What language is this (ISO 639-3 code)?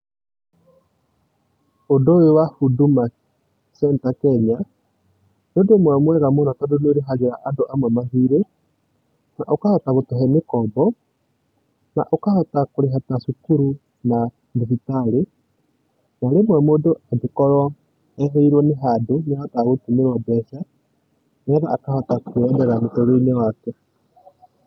kik